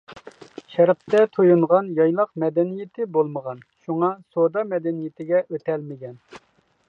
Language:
Uyghur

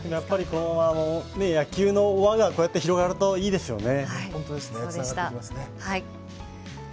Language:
Japanese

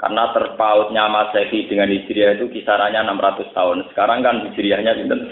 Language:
Indonesian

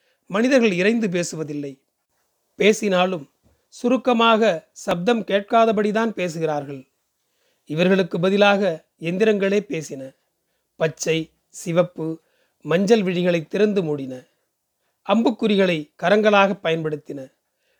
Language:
Tamil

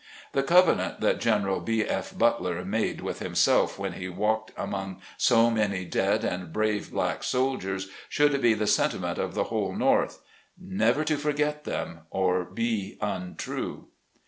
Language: English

